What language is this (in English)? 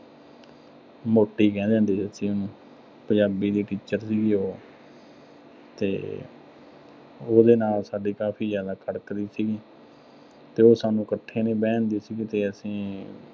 Punjabi